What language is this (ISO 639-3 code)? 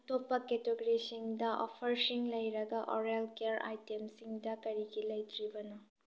mni